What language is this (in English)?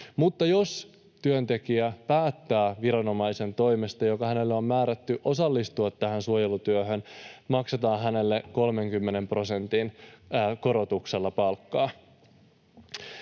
Finnish